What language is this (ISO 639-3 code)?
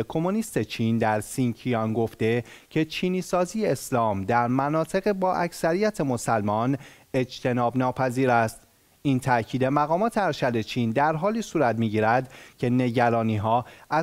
fas